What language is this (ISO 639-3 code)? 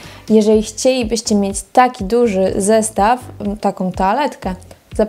pol